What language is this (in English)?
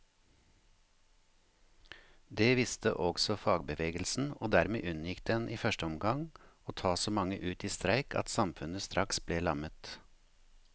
Norwegian